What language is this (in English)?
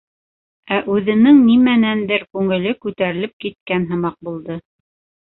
Bashkir